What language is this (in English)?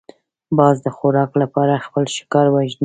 Pashto